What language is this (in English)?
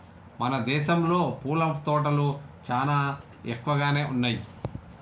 Telugu